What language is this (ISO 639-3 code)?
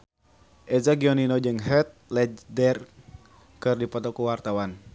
sun